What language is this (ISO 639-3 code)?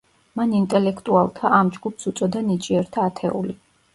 kat